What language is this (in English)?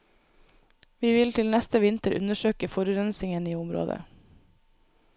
Norwegian